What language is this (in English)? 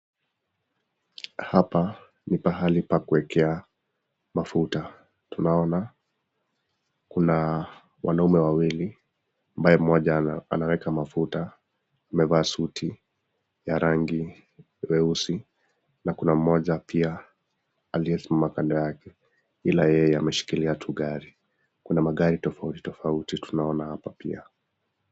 Swahili